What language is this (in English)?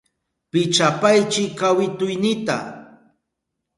Southern Pastaza Quechua